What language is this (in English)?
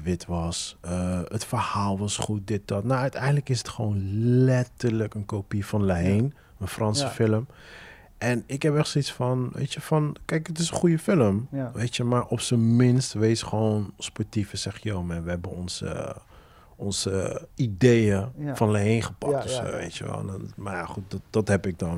Dutch